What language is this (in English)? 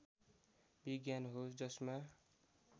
Nepali